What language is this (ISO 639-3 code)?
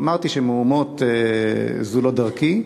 heb